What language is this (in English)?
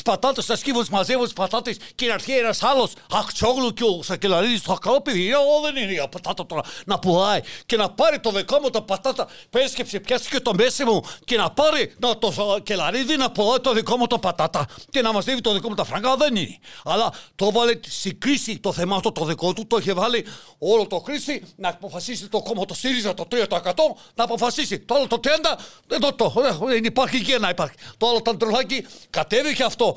Greek